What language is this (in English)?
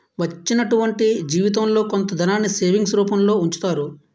Telugu